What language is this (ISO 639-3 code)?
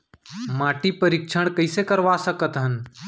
hne